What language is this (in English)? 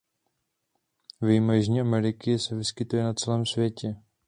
Czech